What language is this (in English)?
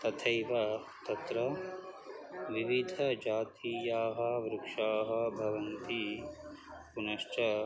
Sanskrit